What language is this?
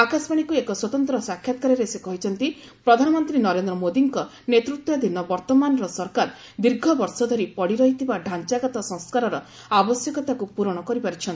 Odia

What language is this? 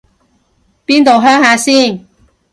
Cantonese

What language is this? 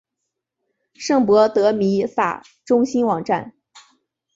Chinese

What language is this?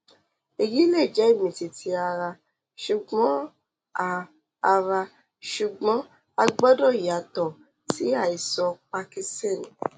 Yoruba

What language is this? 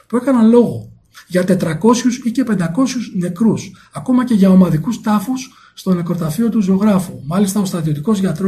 Greek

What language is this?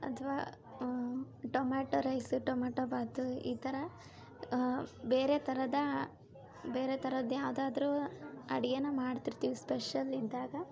Kannada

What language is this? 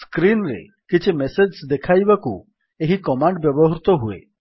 Odia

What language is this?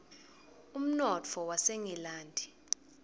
Swati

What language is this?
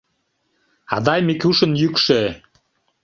Mari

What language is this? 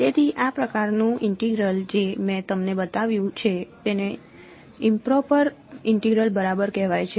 Gujarati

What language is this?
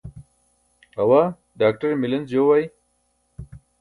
Burushaski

